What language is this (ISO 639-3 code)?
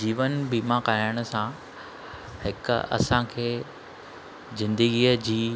snd